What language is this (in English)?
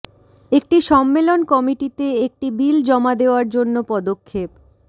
Bangla